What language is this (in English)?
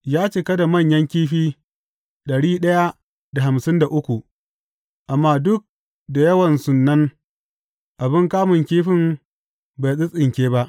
Hausa